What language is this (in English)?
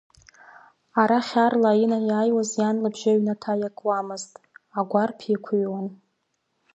Abkhazian